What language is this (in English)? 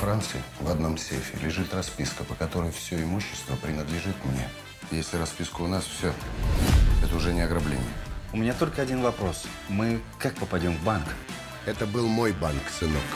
Russian